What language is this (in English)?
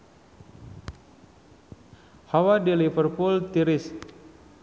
Sundanese